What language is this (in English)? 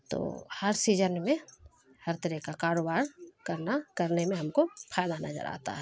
Urdu